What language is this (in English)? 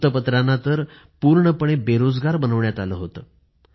Marathi